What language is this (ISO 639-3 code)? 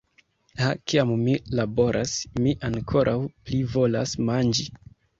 epo